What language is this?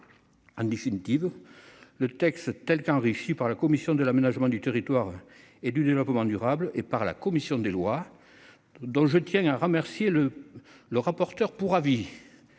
French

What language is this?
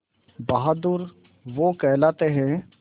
Hindi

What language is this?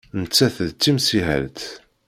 Kabyle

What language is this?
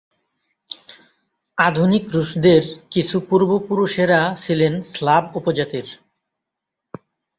Bangla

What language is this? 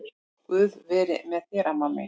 Icelandic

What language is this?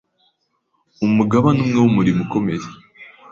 Kinyarwanda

